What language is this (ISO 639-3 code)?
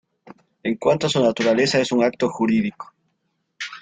spa